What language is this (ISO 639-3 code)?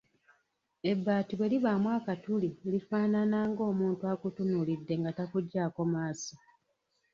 lug